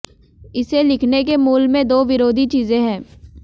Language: Hindi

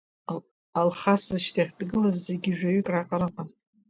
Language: Abkhazian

